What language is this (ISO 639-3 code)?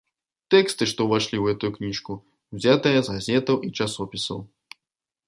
bel